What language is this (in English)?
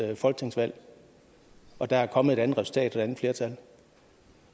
Danish